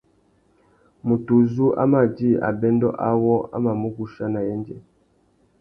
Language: Tuki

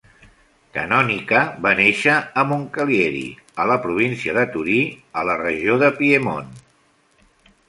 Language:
Catalan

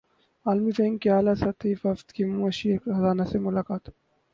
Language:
Urdu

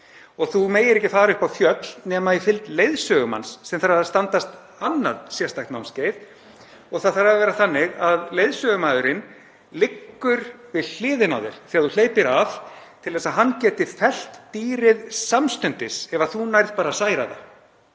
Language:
Icelandic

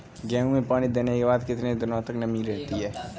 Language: Hindi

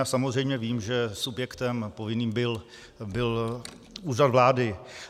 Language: Czech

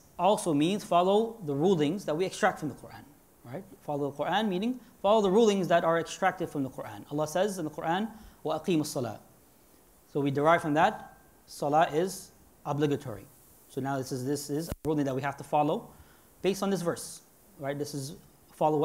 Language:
English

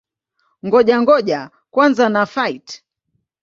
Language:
Swahili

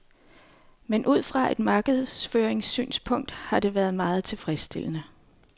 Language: Danish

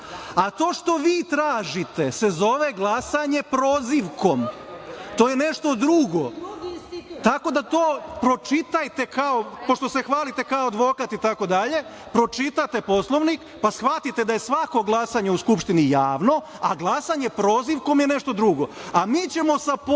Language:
Serbian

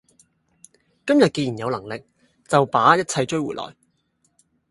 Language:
Cantonese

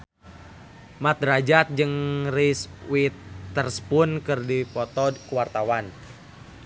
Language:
Sundanese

